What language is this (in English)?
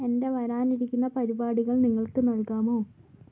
Malayalam